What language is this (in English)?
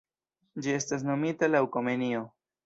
Esperanto